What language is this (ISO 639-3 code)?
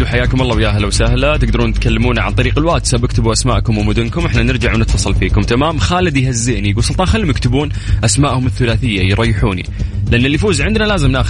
ara